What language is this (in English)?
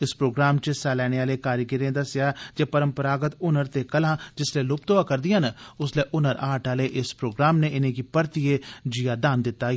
Dogri